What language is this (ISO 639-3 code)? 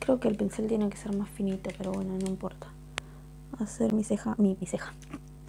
spa